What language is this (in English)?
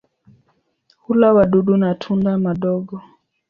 Swahili